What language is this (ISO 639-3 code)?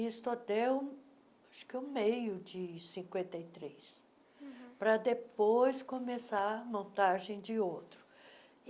por